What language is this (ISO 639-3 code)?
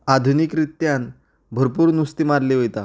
kok